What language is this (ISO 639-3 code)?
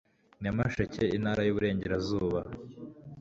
kin